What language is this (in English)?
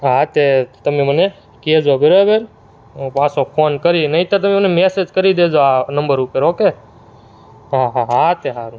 Gujarati